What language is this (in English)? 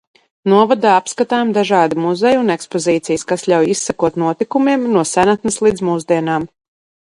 Latvian